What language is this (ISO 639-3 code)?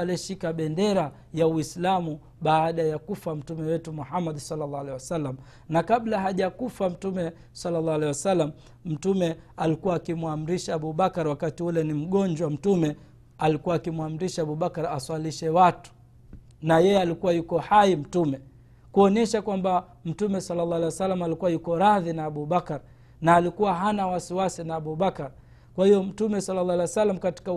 swa